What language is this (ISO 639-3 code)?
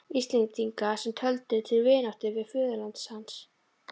isl